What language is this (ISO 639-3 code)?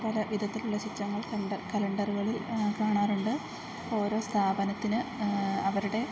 mal